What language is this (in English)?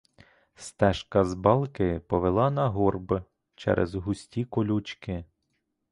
Ukrainian